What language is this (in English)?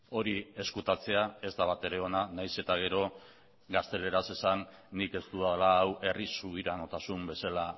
Basque